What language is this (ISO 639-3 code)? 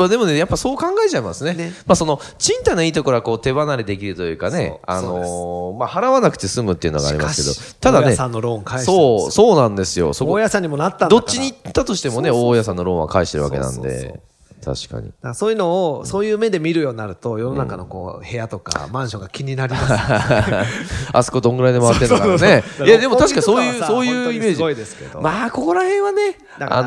jpn